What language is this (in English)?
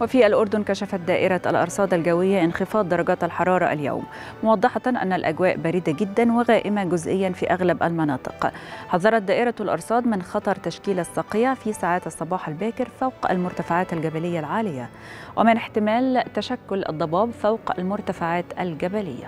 Arabic